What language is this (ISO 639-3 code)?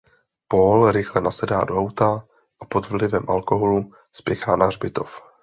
ces